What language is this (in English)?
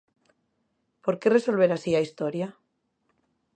Galician